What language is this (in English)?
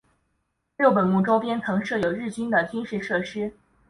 Chinese